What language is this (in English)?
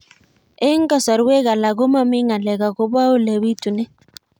Kalenjin